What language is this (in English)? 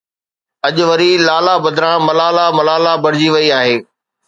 Sindhi